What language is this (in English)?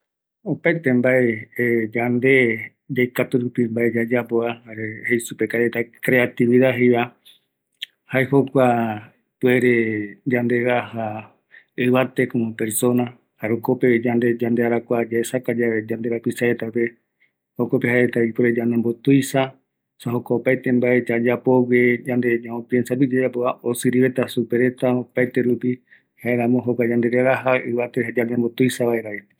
Eastern Bolivian Guaraní